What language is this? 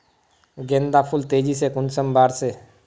Magahi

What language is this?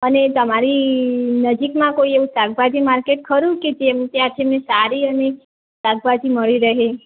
Gujarati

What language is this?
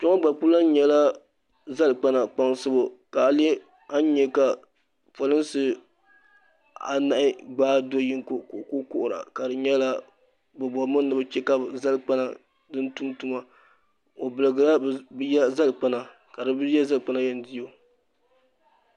Dagbani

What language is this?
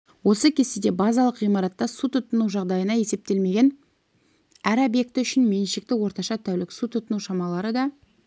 Kazakh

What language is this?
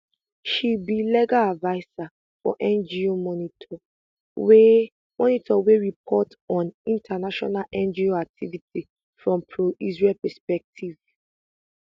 Nigerian Pidgin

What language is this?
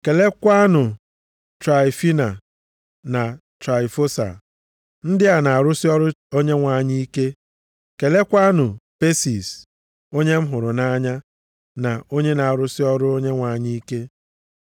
Igbo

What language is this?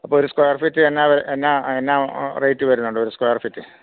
Malayalam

